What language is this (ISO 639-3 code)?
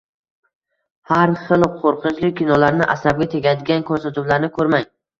uzb